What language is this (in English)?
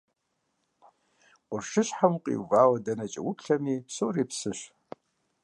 Kabardian